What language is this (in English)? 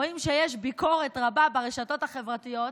Hebrew